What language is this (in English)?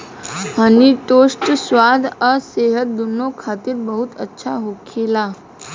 Bhojpuri